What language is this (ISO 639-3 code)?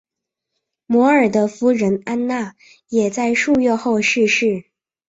zho